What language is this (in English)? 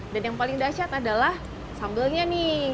Indonesian